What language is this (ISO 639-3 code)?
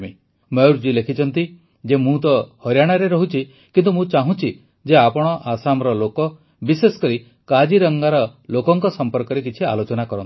ori